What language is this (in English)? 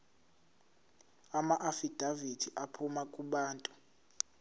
Zulu